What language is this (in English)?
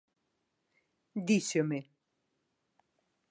Galician